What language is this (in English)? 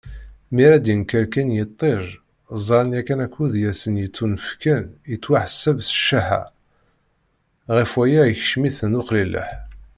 Kabyle